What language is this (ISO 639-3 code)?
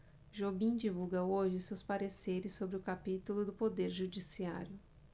por